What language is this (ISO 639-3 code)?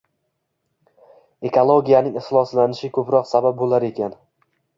uzb